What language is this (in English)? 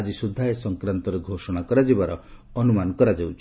Odia